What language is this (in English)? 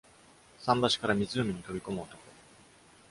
Japanese